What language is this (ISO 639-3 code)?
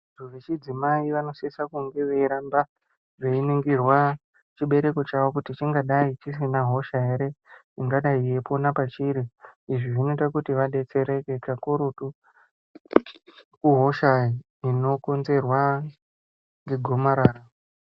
ndc